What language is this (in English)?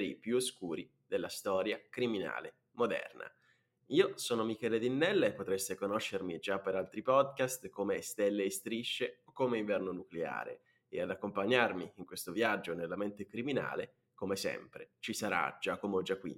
Italian